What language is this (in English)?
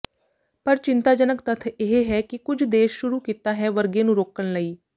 Punjabi